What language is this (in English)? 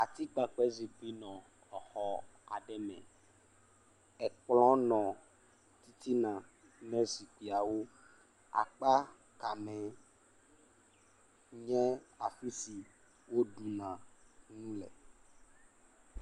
Ewe